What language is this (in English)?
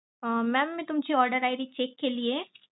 Marathi